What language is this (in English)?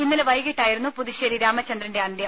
Malayalam